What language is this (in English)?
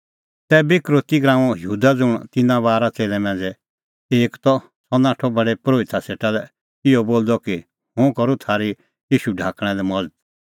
Kullu Pahari